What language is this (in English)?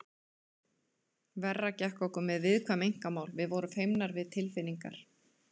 Icelandic